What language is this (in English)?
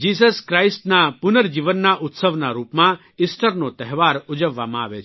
Gujarati